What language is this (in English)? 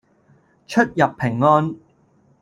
Cantonese